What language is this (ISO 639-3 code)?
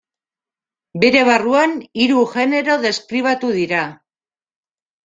eus